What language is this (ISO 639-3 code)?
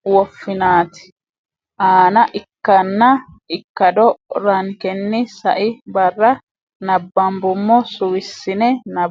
sid